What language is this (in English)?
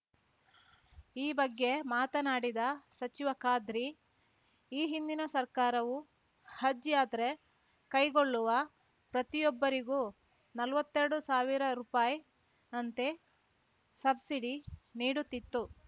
Kannada